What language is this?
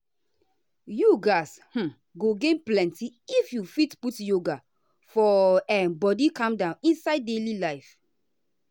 Nigerian Pidgin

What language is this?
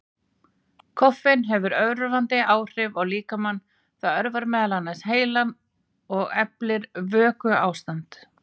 Icelandic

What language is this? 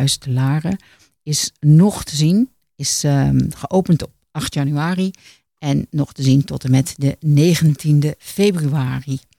Dutch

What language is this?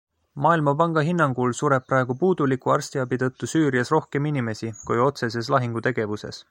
Estonian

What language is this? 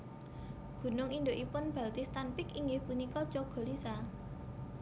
Javanese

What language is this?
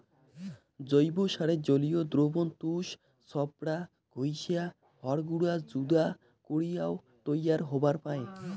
Bangla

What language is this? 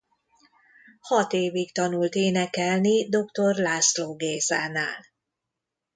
Hungarian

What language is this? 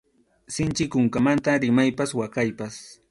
Arequipa-La Unión Quechua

